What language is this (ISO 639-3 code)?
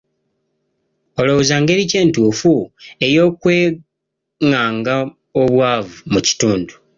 lug